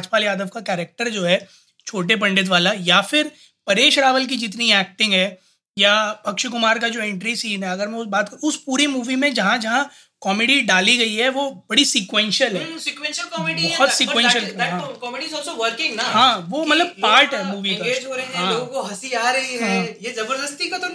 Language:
Hindi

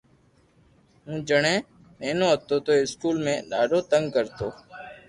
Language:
Loarki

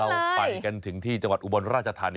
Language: Thai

